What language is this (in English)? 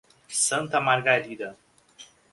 Portuguese